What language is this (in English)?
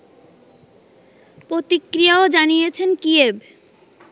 Bangla